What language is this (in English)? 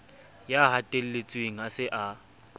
Southern Sotho